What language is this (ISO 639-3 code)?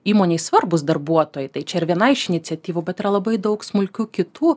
lit